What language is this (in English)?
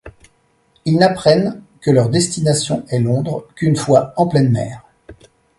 French